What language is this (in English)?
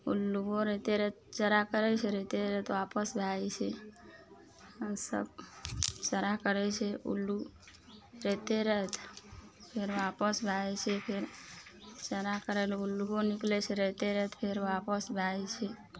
Maithili